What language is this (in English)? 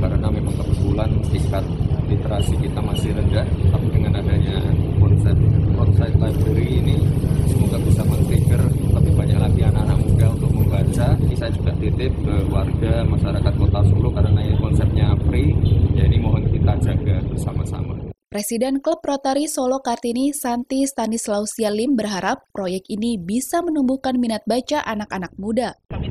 Indonesian